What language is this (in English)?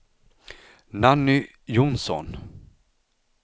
Swedish